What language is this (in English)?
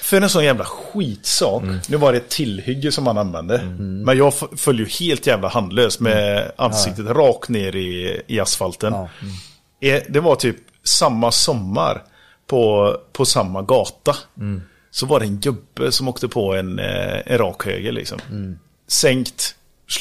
Swedish